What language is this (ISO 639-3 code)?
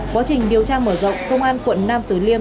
vie